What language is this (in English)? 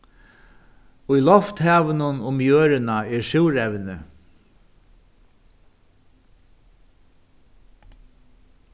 Faroese